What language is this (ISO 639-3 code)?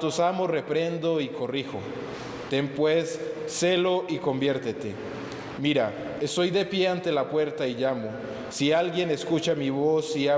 spa